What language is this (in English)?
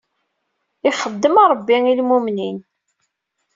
Kabyle